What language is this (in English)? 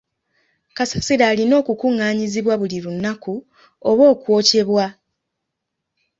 Ganda